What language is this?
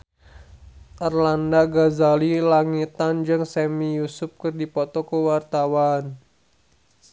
Sundanese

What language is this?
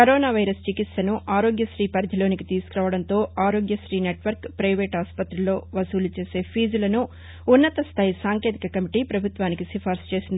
Telugu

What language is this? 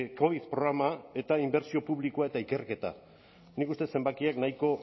Basque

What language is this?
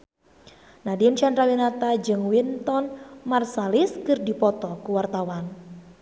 Sundanese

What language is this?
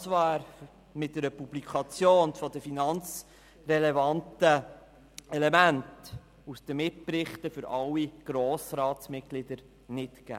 Swiss German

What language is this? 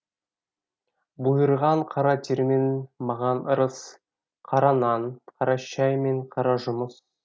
Kazakh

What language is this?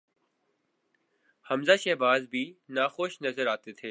Urdu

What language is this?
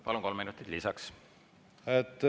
Estonian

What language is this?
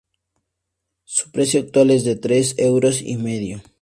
Spanish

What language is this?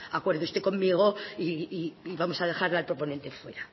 Spanish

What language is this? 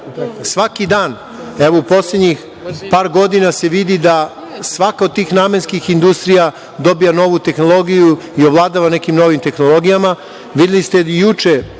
Serbian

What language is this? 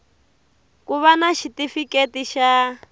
Tsonga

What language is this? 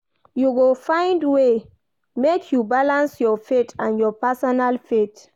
Nigerian Pidgin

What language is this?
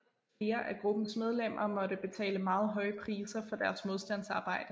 Danish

